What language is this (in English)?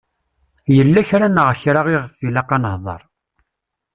Kabyle